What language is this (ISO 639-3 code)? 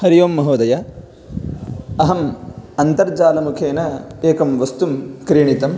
san